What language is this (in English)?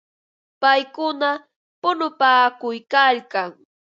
Ambo-Pasco Quechua